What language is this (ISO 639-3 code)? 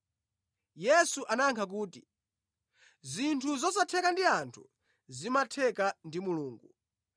nya